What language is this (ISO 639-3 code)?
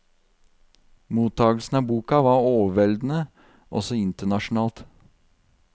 nor